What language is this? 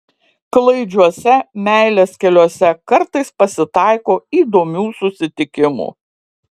Lithuanian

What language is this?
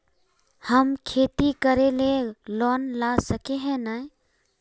Magahi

